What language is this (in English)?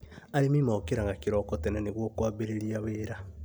Kikuyu